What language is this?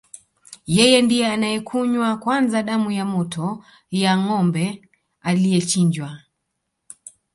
Swahili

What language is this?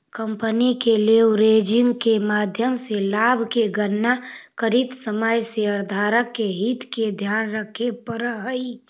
Magahi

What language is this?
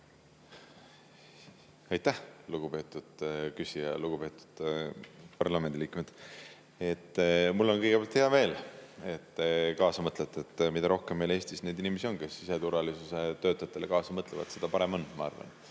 Estonian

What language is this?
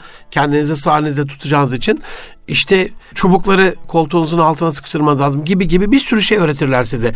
Turkish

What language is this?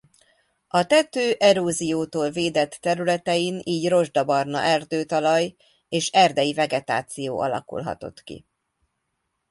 Hungarian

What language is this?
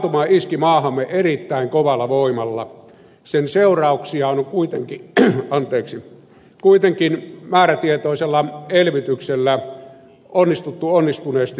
Finnish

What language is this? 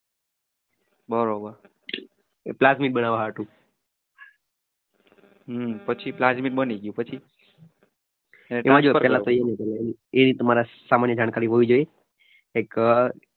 Gujarati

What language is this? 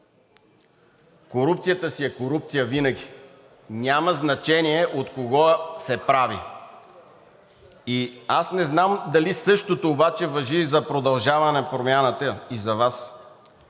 Bulgarian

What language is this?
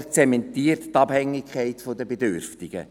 Swiss German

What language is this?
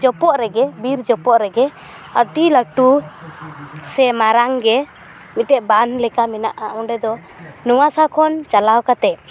Santali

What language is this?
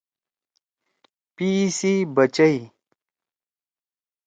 Torwali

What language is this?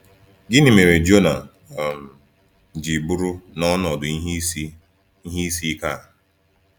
Igbo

